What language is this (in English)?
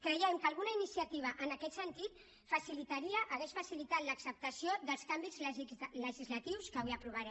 Catalan